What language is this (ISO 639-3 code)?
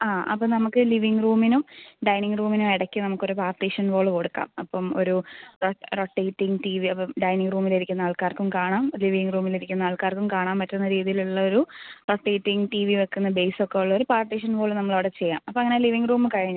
mal